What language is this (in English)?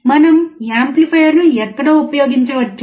Telugu